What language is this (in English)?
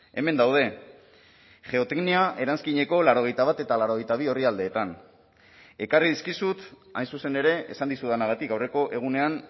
Basque